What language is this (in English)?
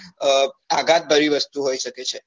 Gujarati